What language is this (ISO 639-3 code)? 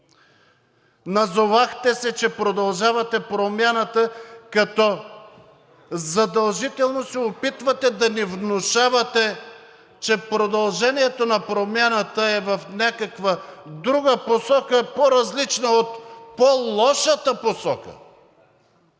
bul